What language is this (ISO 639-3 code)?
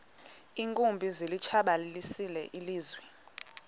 xho